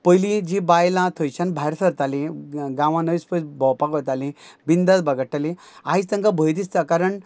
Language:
Konkani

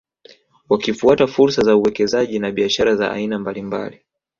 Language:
Swahili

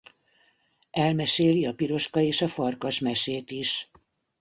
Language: Hungarian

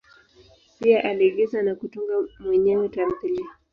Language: Swahili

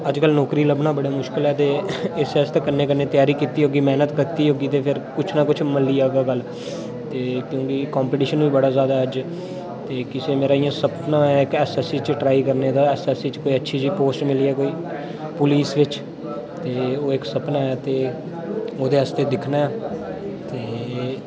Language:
Dogri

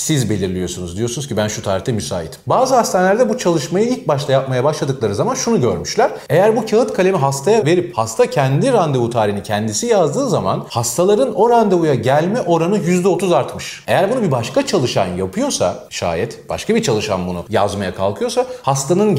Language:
Turkish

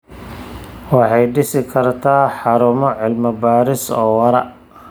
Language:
Somali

